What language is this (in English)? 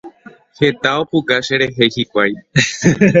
Guarani